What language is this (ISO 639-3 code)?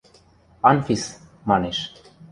mrj